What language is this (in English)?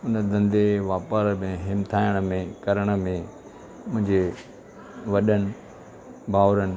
Sindhi